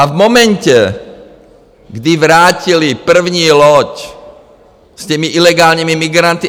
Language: Czech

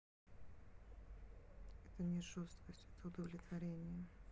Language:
Russian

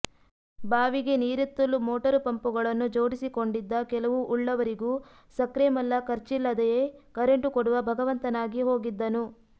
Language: Kannada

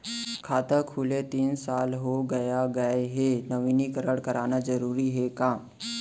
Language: Chhattisgarhi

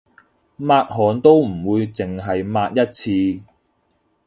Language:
Cantonese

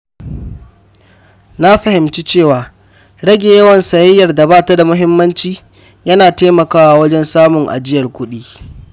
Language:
Hausa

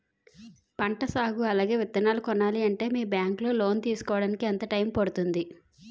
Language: Telugu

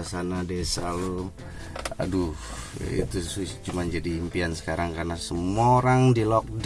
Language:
Indonesian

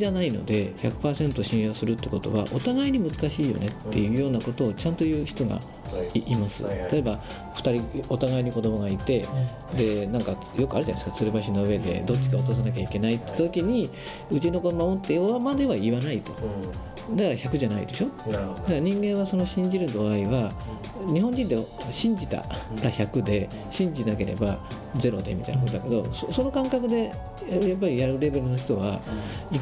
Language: Japanese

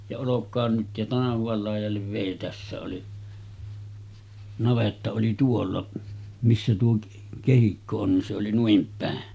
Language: Finnish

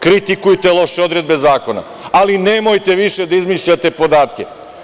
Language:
Serbian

